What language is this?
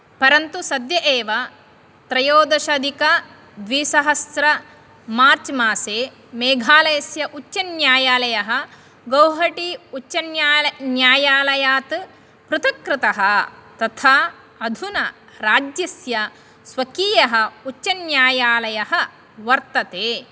Sanskrit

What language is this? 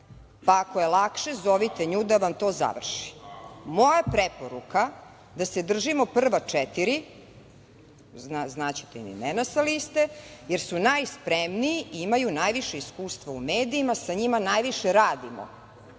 Serbian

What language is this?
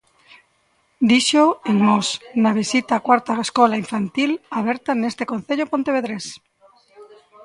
Galician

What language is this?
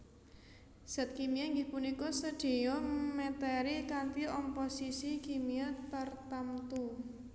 Javanese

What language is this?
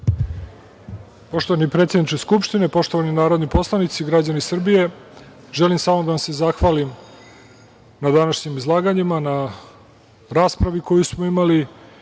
Serbian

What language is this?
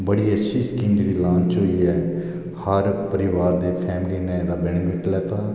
Dogri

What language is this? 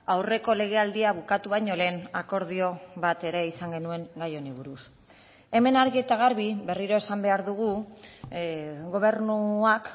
Basque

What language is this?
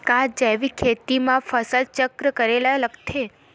Chhattisgarhi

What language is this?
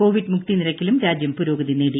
Malayalam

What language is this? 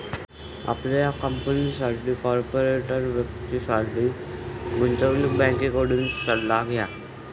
Marathi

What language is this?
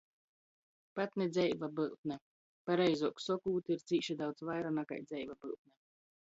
Latgalian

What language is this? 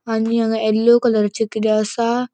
Konkani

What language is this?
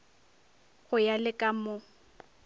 Northern Sotho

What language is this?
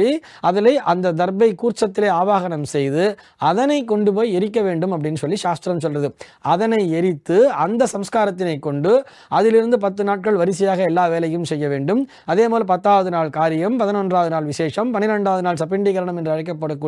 Polish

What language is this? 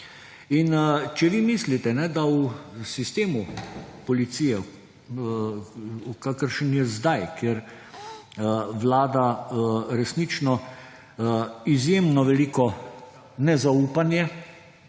Slovenian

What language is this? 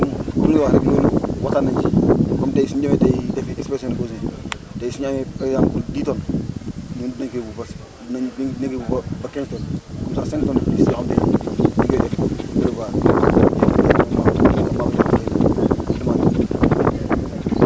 Wolof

